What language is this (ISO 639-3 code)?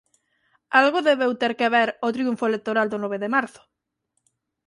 glg